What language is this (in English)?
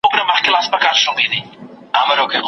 Pashto